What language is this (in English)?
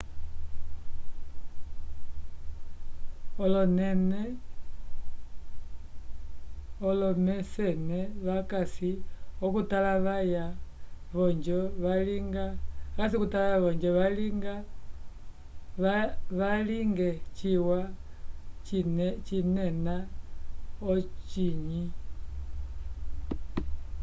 Umbundu